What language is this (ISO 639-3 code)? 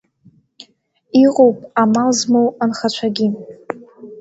abk